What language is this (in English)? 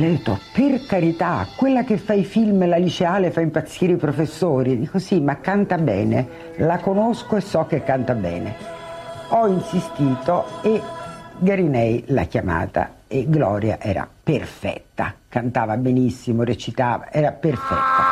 Italian